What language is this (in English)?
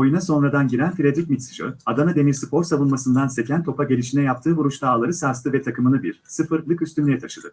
Turkish